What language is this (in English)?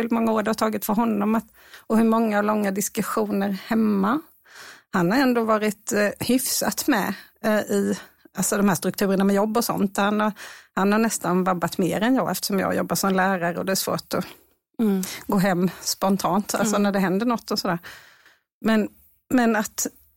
Swedish